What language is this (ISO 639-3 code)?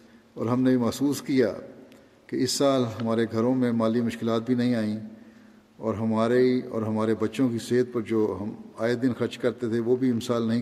urd